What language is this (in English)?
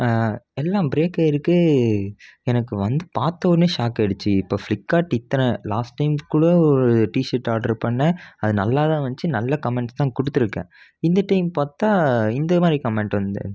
Tamil